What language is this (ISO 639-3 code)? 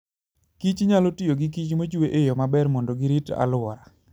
luo